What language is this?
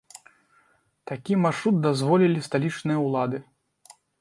Belarusian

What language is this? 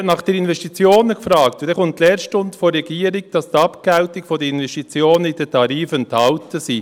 Swiss German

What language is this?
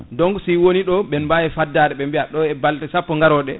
Fula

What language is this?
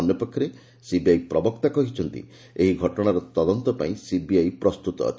Odia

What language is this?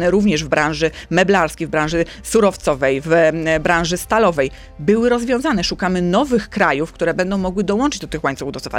Polish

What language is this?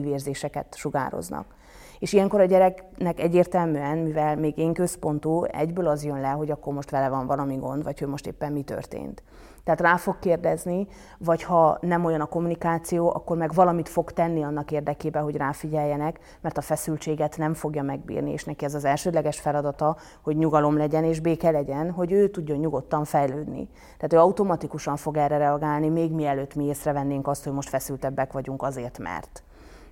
Hungarian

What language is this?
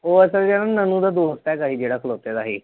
Punjabi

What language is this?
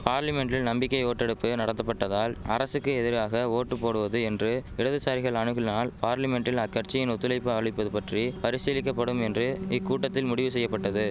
Tamil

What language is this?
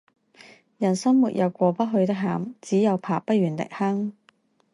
Chinese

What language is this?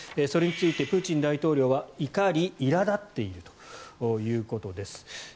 Japanese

